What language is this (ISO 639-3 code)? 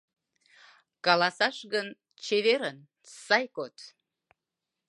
chm